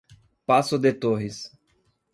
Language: Portuguese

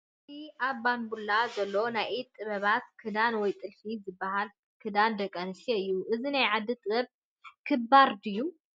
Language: Tigrinya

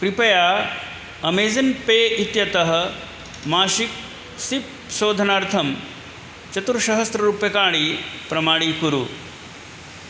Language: Sanskrit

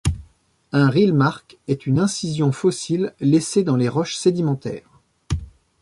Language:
French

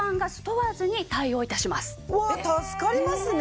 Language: Japanese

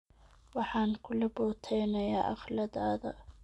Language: Somali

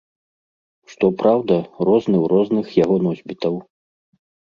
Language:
Belarusian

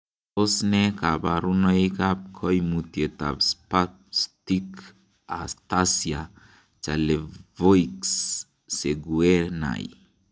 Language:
Kalenjin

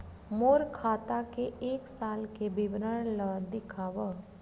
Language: Chhattisgarhi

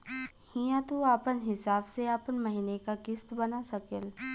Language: Bhojpuri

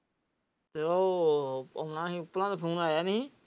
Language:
Punjabi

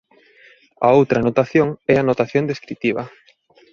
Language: Galician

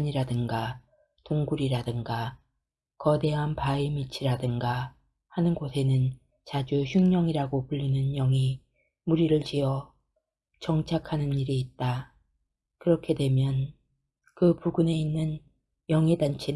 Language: Korean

